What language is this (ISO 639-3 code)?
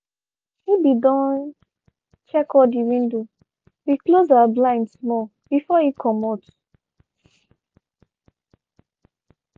pcm